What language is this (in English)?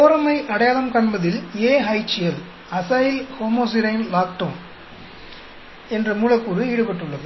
Tamil